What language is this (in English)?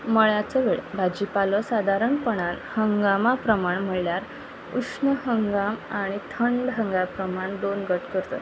Konkani